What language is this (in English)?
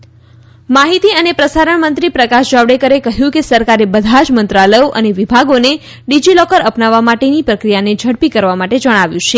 Gujarati